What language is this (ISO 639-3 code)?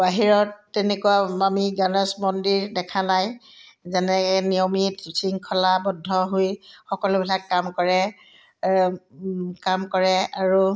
asm